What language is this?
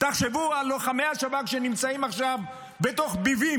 Hebrew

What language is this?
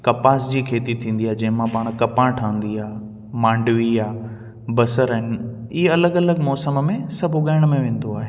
Sindhi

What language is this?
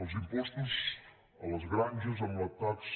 Catalan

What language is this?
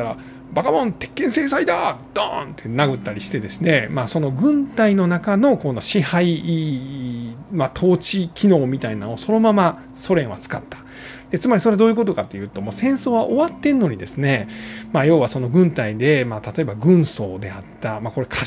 Japanese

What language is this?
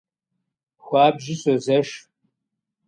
Kabardian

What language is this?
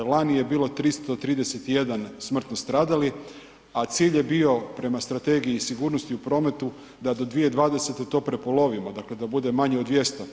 Croatian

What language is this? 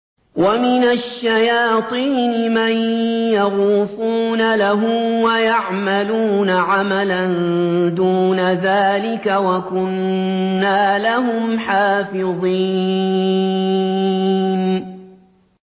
Arabic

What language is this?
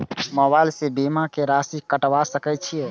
Maithili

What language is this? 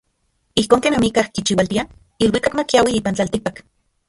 Central Puebla Nahuatl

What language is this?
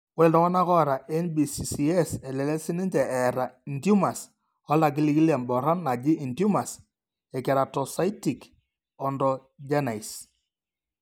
Masai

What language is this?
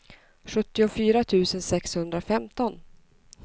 Swedish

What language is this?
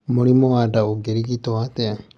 Kikuyu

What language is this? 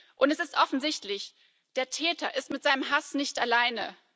German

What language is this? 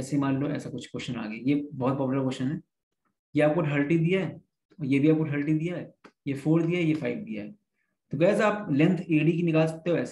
Hindi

